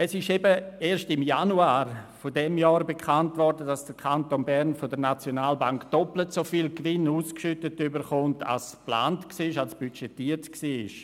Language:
Swiss German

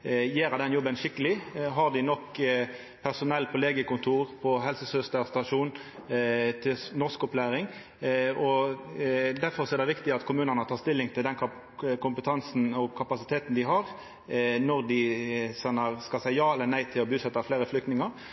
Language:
Norwegian Nynorsk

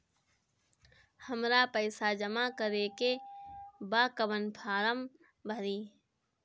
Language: Bhojpuri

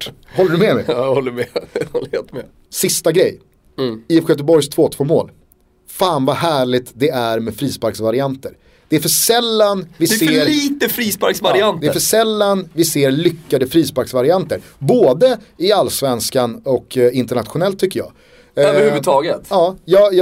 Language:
Swedish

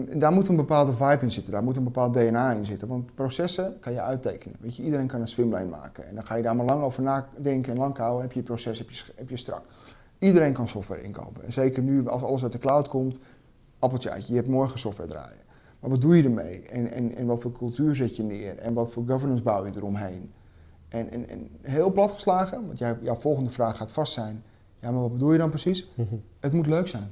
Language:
Dutch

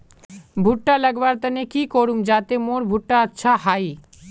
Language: Magahi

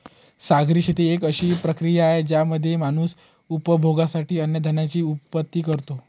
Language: Marathi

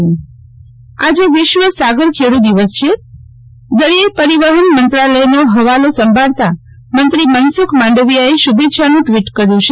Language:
Gujarati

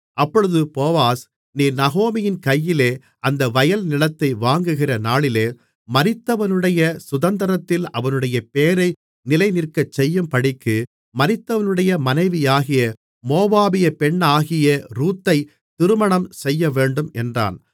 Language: Tamil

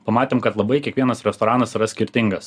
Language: Lithuanian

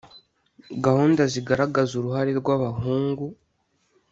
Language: Kinyarwanda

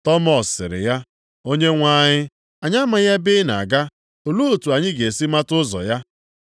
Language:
Igbo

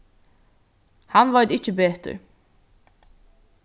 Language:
Faroese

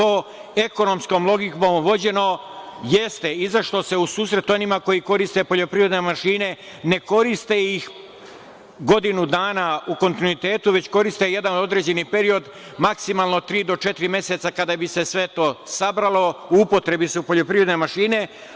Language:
Serbian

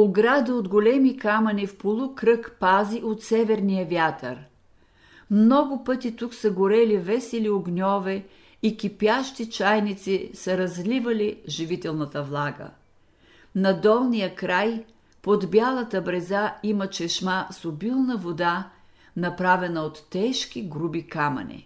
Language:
Bulgarian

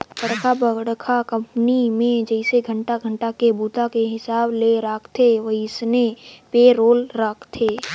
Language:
Chhattisgarhi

